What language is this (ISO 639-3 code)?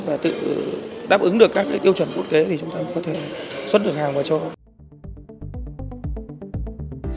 vie